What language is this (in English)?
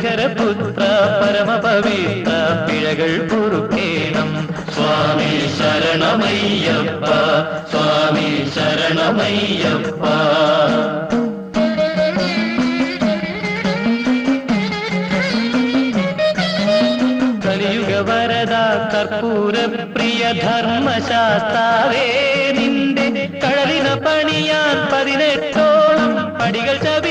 Malayalam